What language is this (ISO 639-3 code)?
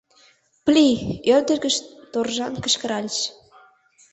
chm